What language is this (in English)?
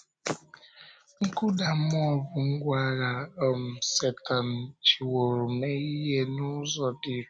Igbo